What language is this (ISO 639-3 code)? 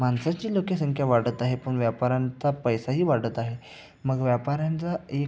mar